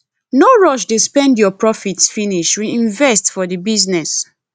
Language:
Nigerian Pidgin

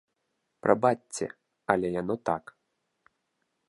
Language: Belarusian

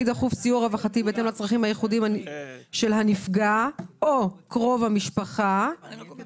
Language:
Hebrew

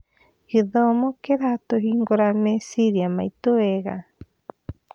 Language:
Kikuyu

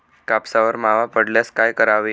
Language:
Marathi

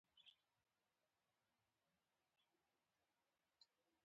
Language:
Pashto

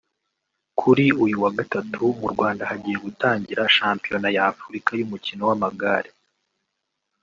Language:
Kinyarwanda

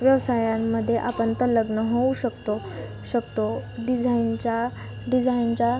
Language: Marathi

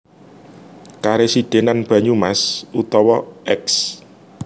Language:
Javanese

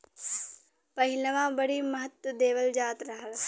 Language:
Bhojpuri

